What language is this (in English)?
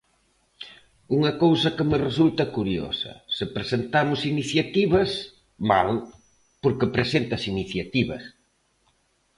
Galician